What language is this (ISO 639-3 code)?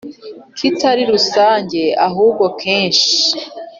kin